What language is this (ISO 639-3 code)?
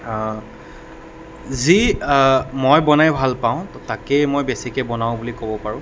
asm